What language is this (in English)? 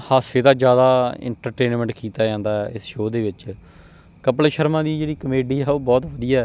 Punjabi